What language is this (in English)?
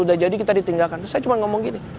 Indonesian